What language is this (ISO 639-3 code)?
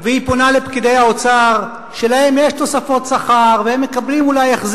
heb